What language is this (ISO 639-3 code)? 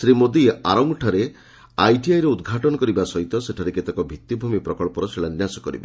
ori